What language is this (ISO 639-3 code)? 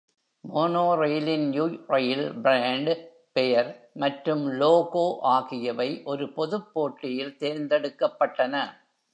tam